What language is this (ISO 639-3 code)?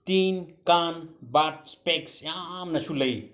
mni